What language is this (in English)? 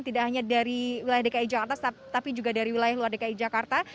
Indonesian